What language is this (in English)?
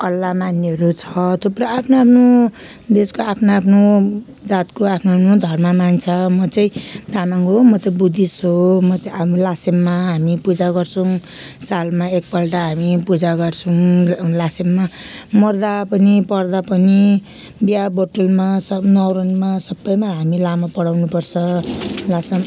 Nepali